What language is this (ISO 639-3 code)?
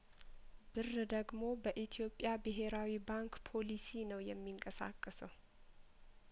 amh